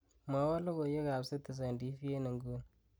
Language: Kalenjin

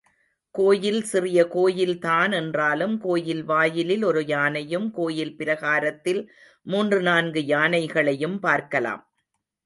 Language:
Tamil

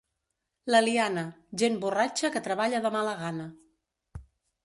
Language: Catalan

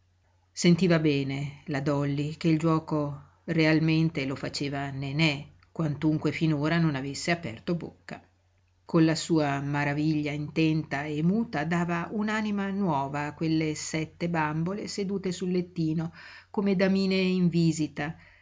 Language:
Italian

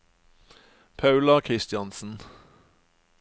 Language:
Norwegian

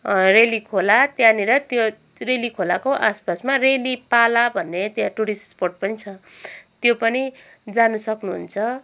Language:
Nepali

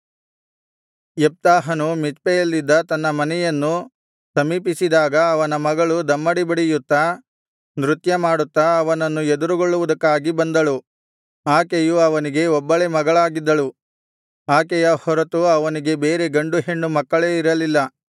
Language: Kannada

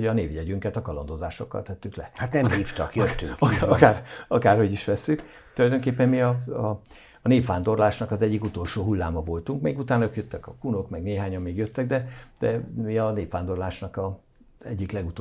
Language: Hungarian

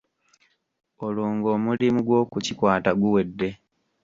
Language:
Ganda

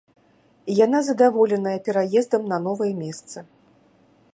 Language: Belarusian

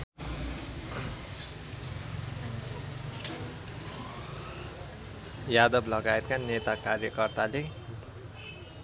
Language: Nepali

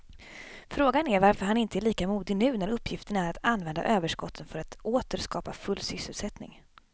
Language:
Swedish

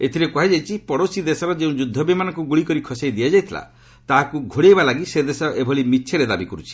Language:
Odia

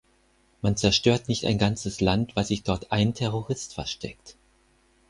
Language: German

